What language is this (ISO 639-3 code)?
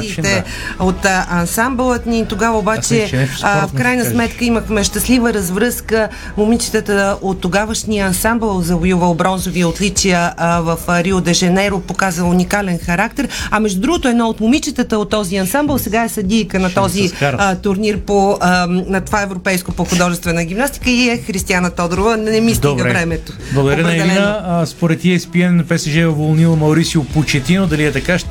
bul